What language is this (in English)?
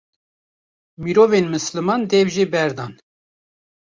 Kurdish